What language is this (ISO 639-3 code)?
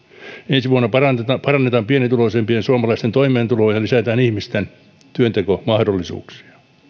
fin